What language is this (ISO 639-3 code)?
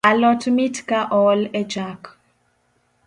luo